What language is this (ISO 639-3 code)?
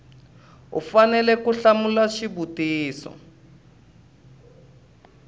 tso